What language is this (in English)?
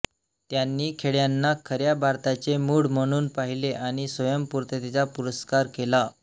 Marathi